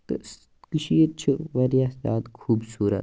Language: Kashmiri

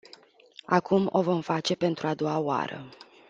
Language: Romanian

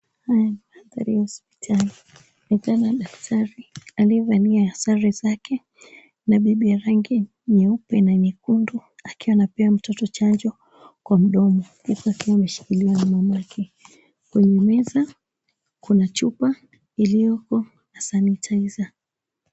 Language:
Swahili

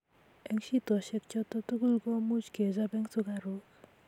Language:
Kalenjin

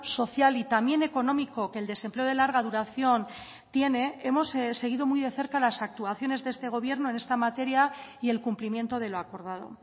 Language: Spanish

